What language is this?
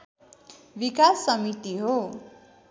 Nepali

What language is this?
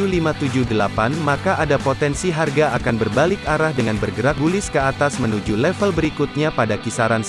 Indonesian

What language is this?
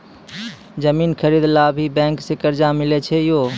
Maithili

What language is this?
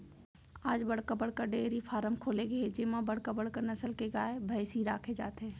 Chhattisgarhi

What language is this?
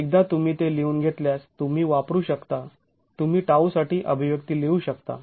Marathi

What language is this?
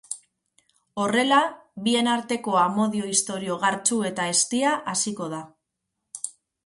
Basque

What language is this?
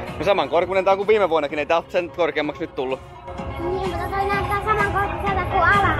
Finnish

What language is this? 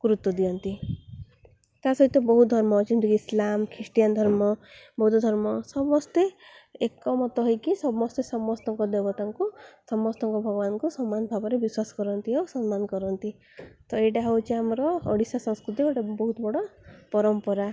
Odia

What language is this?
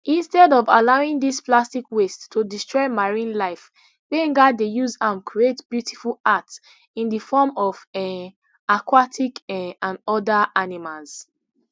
Nigerian Pidgin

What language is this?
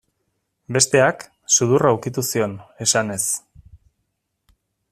Basque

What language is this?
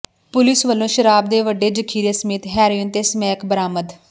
Punjabi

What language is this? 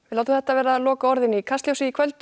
Icelandic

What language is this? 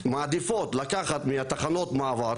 Hebrew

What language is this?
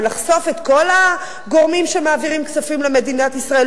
Hebrew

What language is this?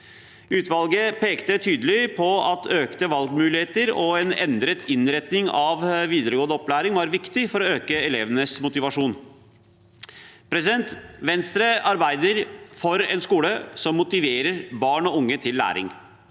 Norwegian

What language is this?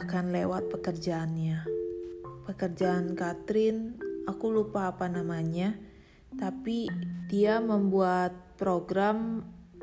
Indonesian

